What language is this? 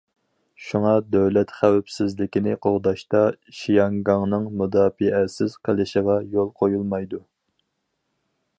Uyghur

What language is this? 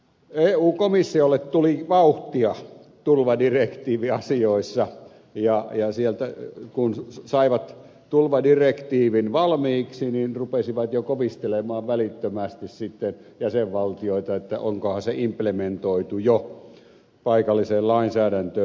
Finnish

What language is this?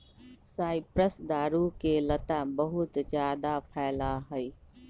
Magahi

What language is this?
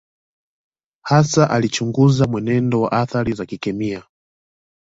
Swahili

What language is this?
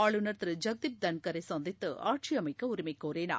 Tamil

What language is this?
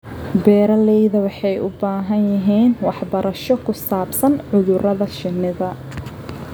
Somali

